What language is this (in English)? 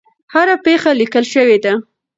Pashto